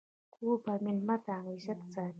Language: Pashto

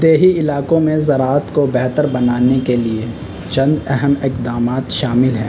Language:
Urdu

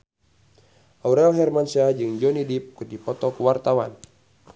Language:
Sundanese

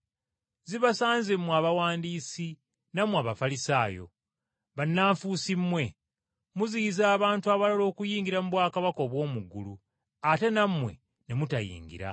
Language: Ganda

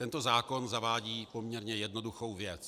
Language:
Czech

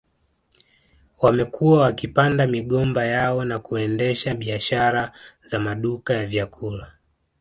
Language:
Swahili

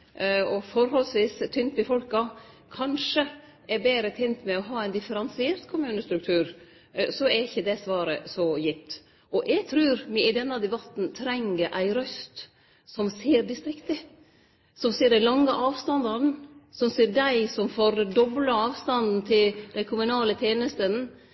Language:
Norwegian Nynorsk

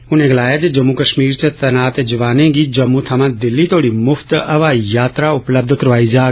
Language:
Dogri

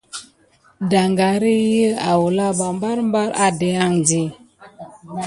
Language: Gidar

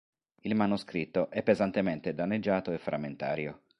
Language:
Italian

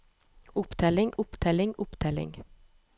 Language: Norwegian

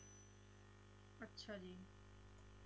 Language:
Punjabi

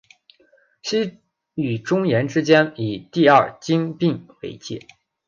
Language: Chinese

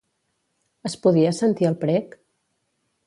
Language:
Catalan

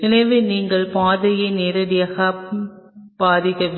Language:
Tamil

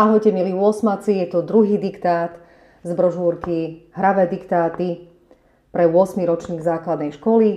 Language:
Slovak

